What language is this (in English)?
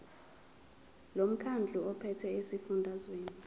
Zulu